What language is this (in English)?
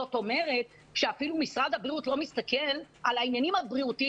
Hebrew